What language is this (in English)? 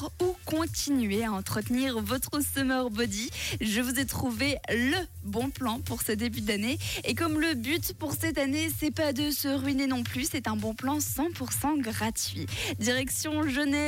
French